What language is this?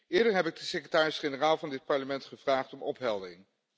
Dutch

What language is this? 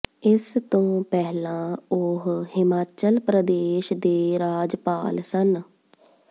Punjabi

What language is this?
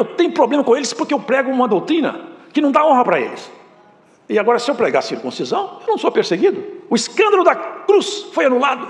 Portuguese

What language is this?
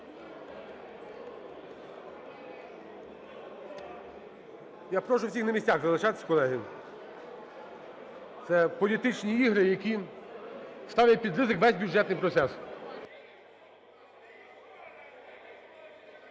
Ukrainian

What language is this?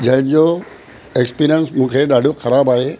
Sindhi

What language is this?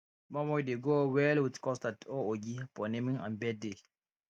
Nigerian Pidgin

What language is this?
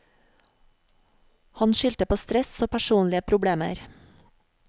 Norwegian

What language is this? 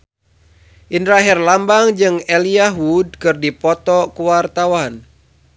Sundanese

